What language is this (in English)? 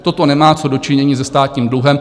Czech